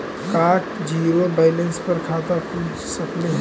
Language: Magahi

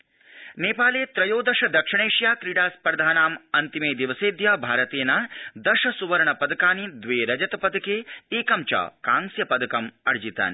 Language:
Sanskrit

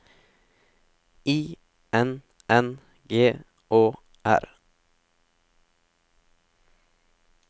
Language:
Norwegian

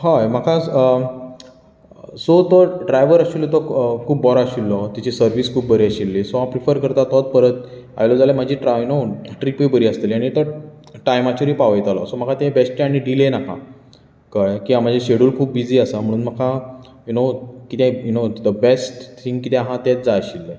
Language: Konkani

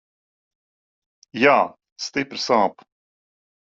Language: Latvian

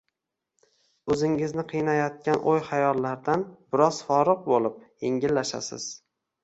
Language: Uzbek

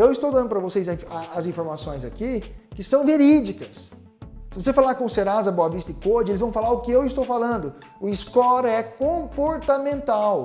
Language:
Portuguese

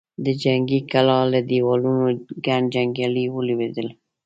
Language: Pashto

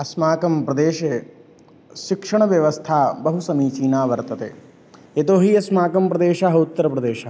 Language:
Sanskrit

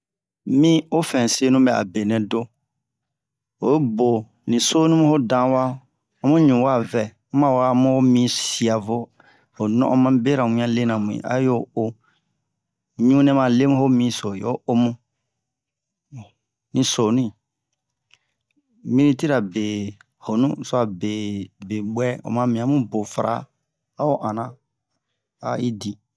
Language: Bomu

